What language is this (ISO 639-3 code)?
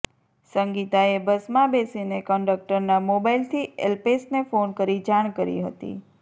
guj